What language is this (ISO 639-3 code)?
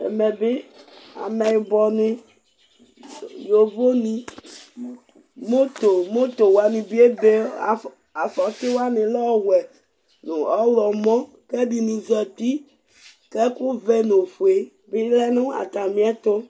kpo